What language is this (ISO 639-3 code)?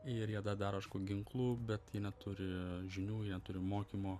lit